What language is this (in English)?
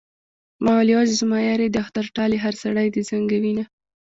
Pashto